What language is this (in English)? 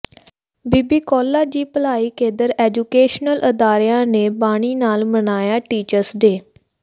Punjabi